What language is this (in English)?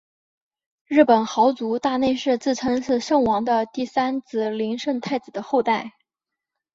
Chinese